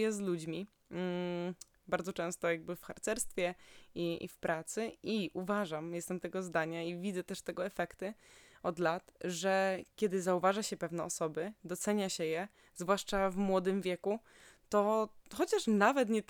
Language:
Polish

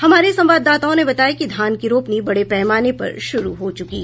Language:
Hindi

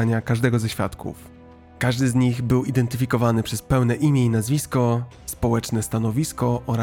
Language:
Polish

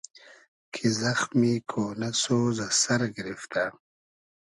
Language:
Hazaragi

